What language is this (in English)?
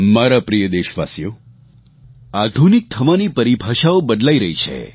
Gujarati